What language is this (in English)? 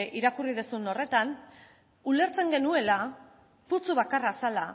Basque